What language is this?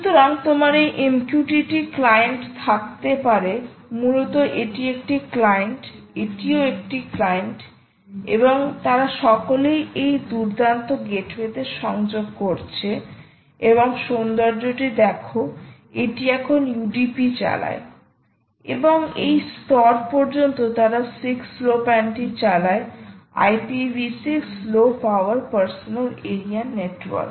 Bangla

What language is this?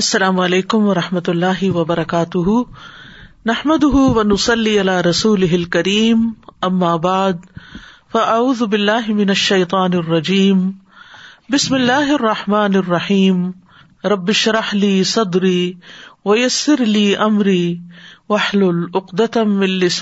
Urdu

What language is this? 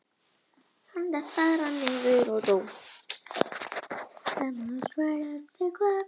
Icelandic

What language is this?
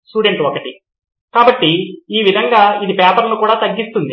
Telugu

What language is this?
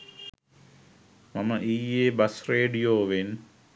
Sinhala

